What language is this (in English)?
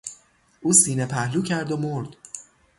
Persian